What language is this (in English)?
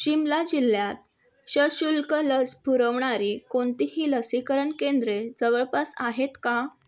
Marathi